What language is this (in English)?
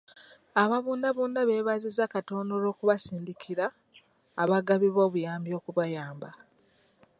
Ganda